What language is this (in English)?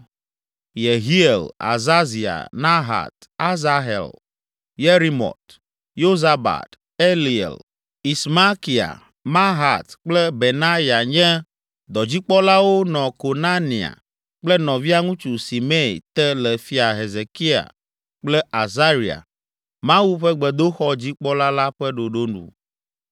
Ewe